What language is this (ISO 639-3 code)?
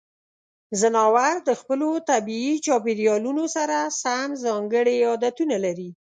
pus